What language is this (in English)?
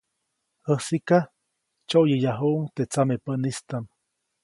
Copainalá Zoque